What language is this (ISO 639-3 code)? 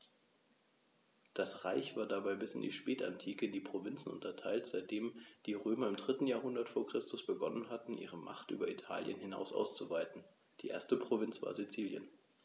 deu